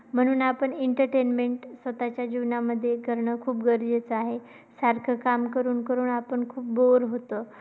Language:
Marathi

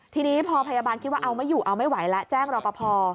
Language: Thai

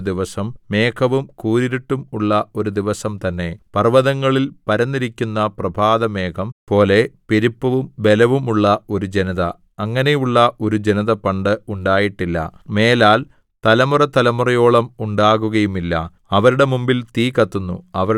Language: Malayalam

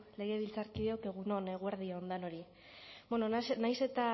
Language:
Basque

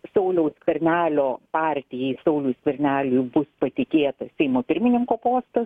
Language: Lithuanian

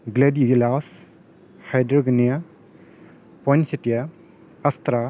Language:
Assamese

